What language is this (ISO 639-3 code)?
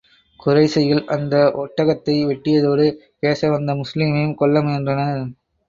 tam